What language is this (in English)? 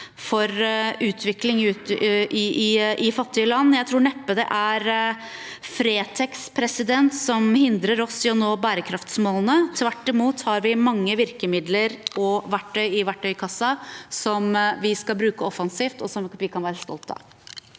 Norwegian